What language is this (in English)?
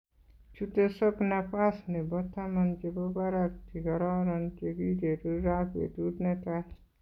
Kalenjin